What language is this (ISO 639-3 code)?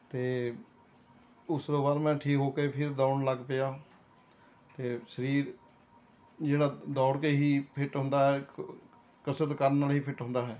pan